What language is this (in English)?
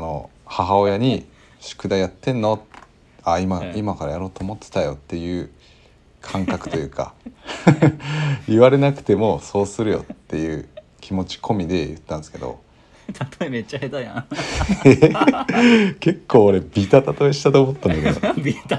Japanese